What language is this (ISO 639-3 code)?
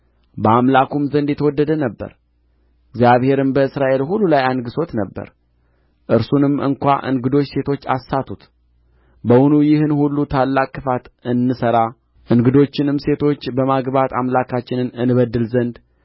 amh